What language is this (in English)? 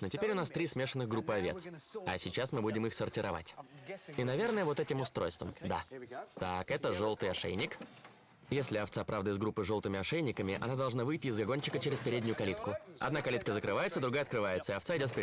Russian